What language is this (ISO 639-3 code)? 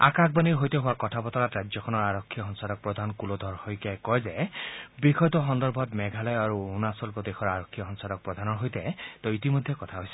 asm